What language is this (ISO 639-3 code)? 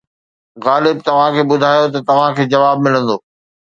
snd